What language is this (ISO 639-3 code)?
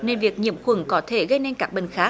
vie